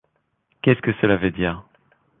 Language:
French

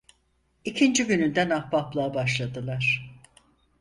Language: Turkish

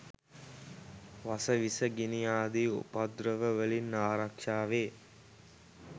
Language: Sinhala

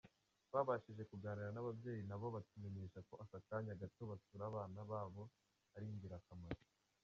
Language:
Kinyarwanda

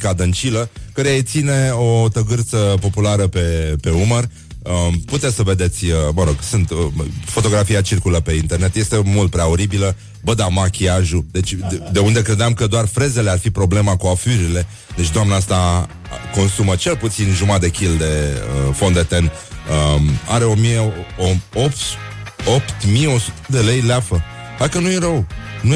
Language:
Romanian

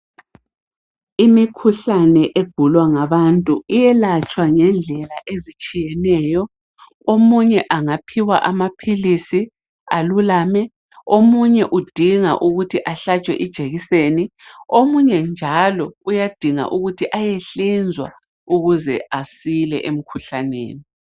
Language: North Ndebele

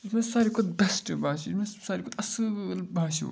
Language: Kashmiri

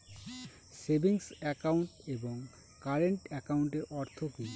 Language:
Bangla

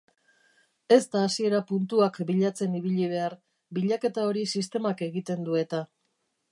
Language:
Basque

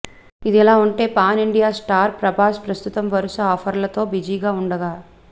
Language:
Telugu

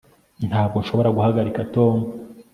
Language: Kinyarwanda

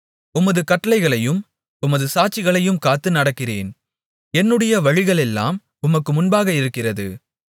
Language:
Tamil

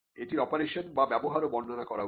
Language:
Bangla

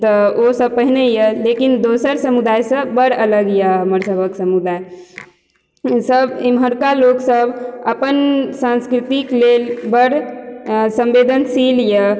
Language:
Maithili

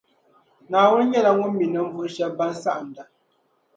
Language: Dagbani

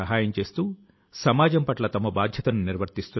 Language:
Telugu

